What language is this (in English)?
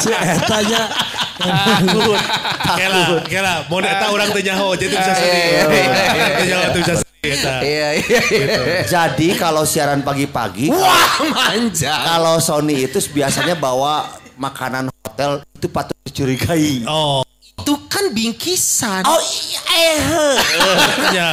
Indonesian